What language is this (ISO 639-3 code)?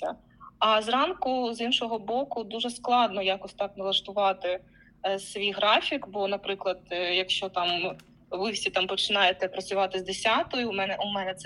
ukr